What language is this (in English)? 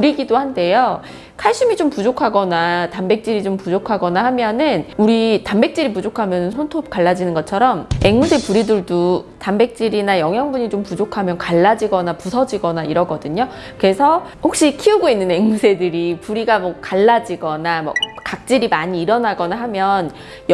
Korean